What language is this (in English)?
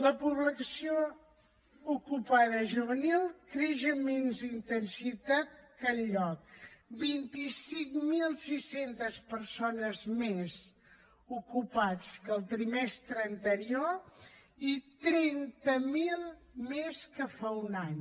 Catalan